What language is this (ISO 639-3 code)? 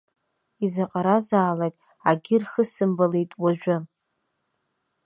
abk